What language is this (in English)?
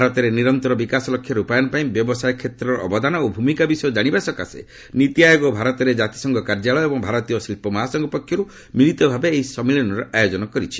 Odia